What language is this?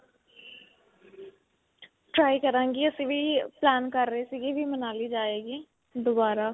Punjabi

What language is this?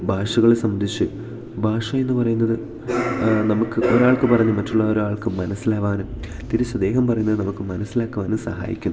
Malayalam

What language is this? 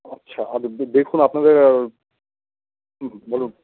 Bangla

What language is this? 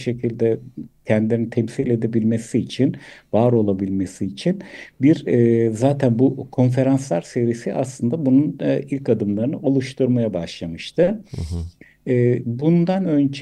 Turkish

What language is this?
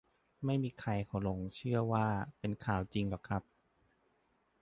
Thai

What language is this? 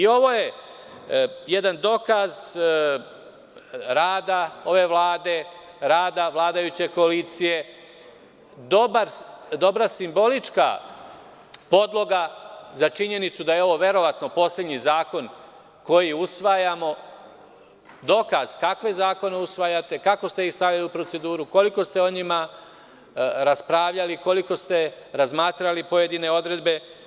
Serbian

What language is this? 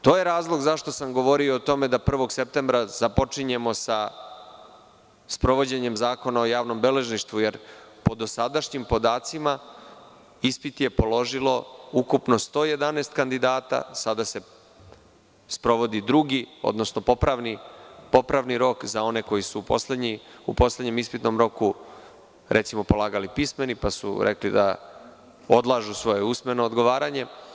Serbian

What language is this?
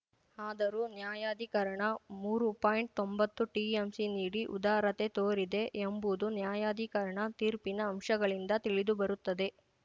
Kannada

